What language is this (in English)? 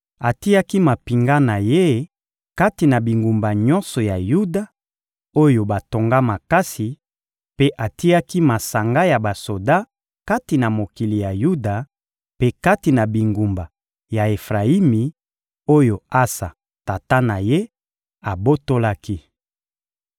Lingala